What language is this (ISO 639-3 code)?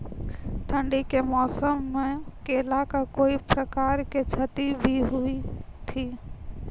mai